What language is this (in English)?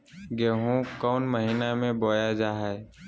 Magahi